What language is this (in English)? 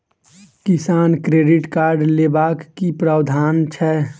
Maithili